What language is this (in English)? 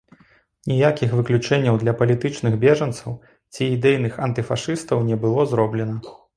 Belarusian